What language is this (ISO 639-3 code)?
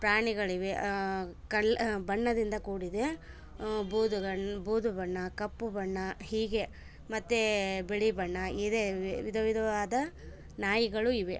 kan